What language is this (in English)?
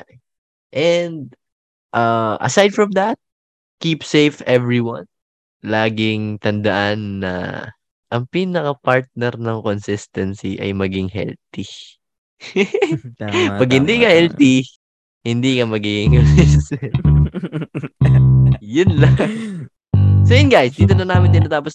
Filipino